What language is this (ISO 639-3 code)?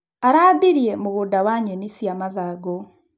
kik